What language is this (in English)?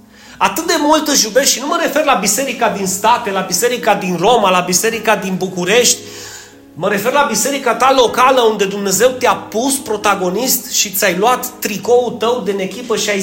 Romanian